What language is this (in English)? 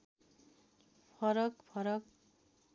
Nepali